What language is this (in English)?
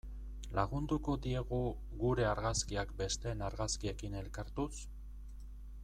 Basque